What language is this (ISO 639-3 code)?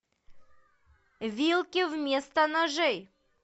rus